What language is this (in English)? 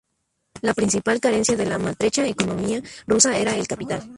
Spanish